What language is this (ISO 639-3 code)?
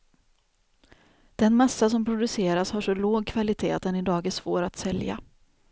swe